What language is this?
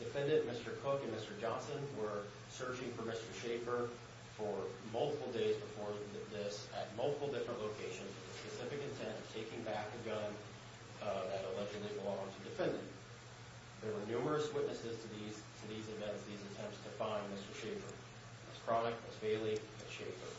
English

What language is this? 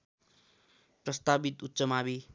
Nepali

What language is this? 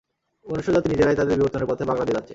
Bangla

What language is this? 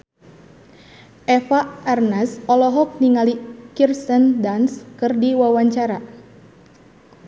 Sundanese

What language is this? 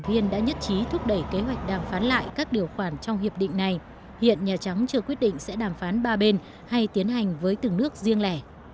Vietnamese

